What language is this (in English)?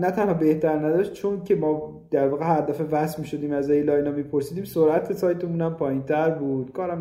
Persian